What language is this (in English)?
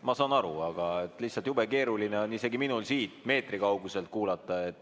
Estonian